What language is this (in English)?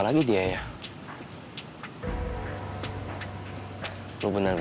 Indonesian